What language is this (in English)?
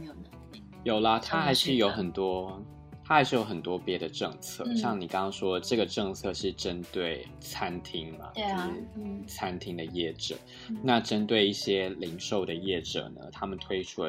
Chinese